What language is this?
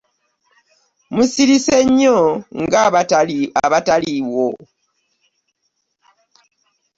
Ganda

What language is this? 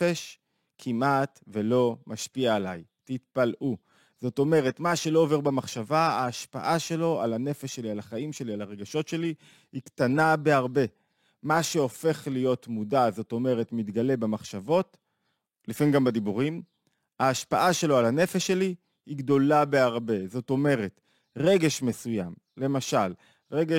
Hebrew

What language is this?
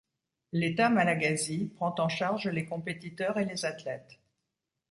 French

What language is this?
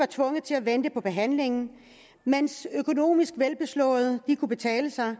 Danish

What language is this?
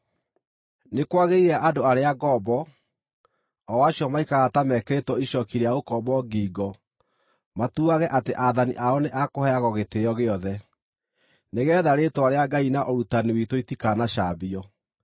Kikuyu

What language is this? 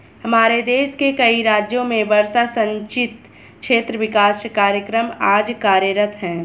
Hindi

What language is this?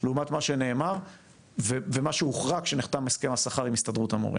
Hebrew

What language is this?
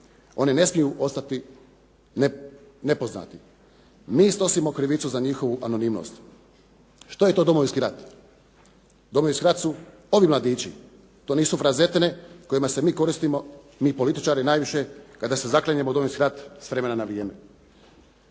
Croatian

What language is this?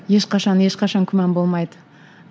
Kazakh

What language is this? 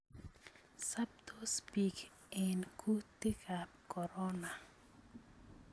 Kalenjin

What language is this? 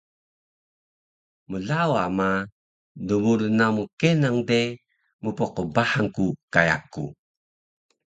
Taroko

